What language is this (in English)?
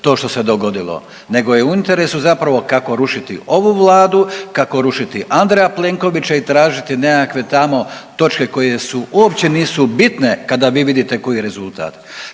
Croatian